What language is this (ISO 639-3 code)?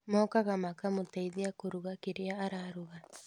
kik